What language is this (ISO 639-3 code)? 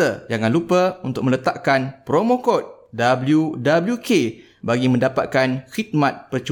msa